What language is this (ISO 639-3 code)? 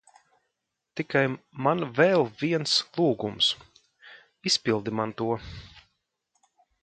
lav